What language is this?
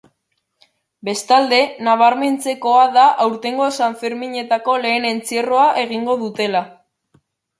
Basque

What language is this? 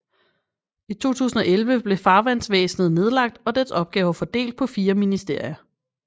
Danish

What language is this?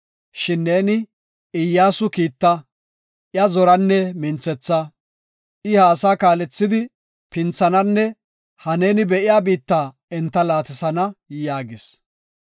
Gofa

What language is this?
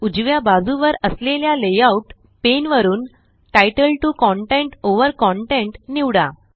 Marathi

